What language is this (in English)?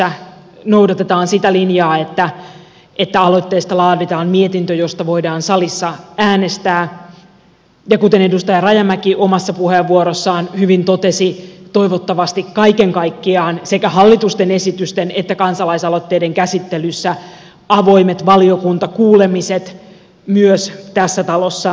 Finnish